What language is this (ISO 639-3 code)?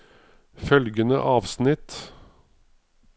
nor